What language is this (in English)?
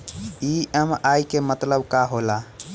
Bhojpuri